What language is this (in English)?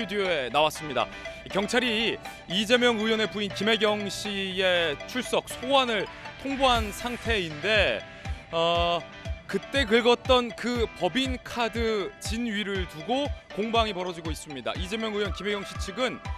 Korean